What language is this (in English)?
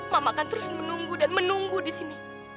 Indonesian